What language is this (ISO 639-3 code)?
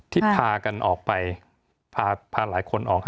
tha